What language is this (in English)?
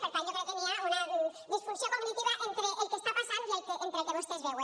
Catalan